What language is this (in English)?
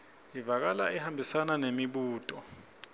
Swati